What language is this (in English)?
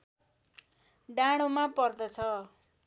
Nepali